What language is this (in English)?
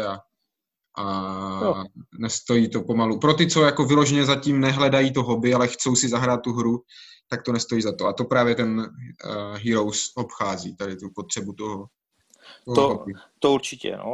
Czech